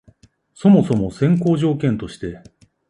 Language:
Japanese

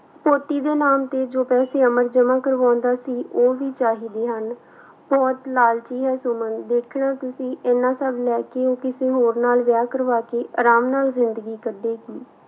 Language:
Punjabi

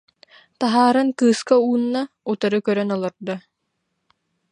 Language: Yakut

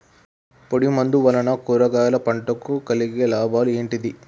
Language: Telugu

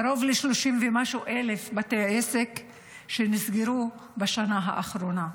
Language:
Hebrew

